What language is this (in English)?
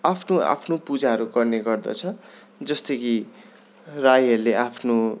Nepali